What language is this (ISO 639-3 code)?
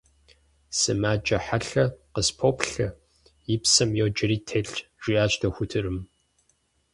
kbd